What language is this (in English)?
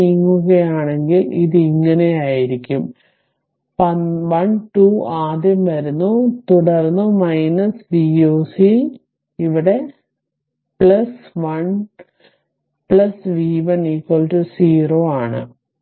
Malayalam